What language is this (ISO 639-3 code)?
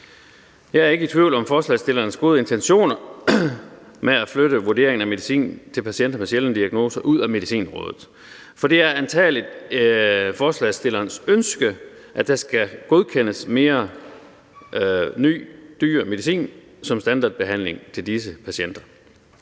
dan